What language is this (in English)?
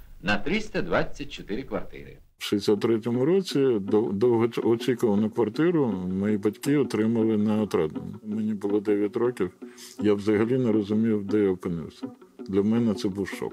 Ukrainian